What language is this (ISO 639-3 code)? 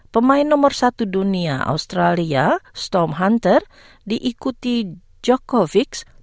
ind